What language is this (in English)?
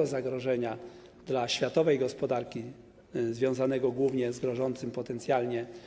Polish